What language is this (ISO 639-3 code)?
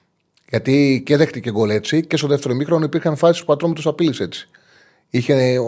ell